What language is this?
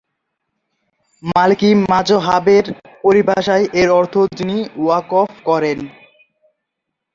Bangla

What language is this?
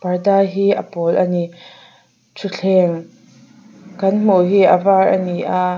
Mizo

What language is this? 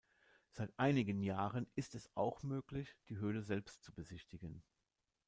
German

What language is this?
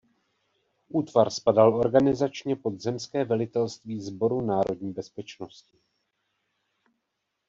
Czech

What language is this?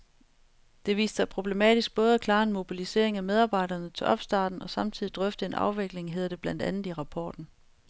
Danish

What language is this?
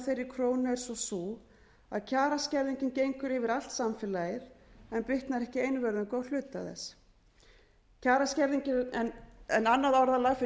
Icelandic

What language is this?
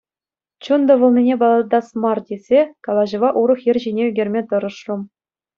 Chuvash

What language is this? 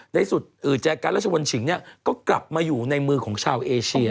Thai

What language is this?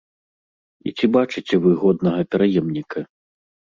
Belarusian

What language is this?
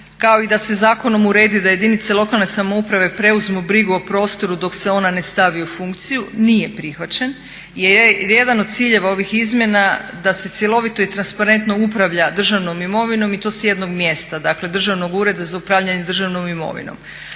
Croatian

